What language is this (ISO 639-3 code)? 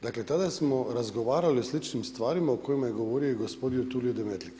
hrv